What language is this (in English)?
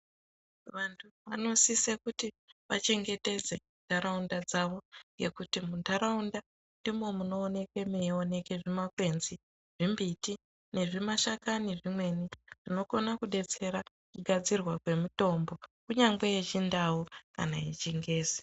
Ndau